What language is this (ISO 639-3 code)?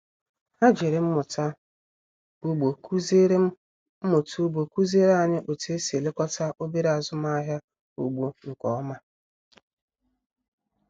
ibo